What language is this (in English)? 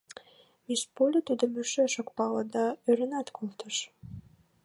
Mari